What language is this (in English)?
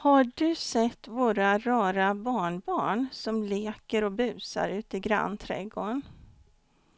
Swedish